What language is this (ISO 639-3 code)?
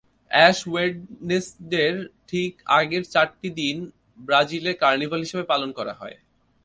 ben